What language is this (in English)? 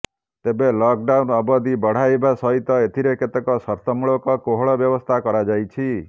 Odia